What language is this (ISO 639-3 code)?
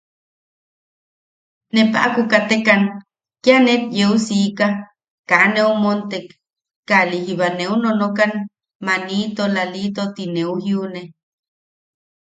yaq